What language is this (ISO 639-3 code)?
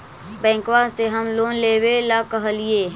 mag